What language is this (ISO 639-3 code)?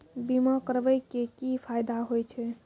mai